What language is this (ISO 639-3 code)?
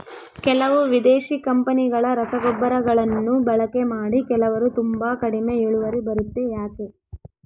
kan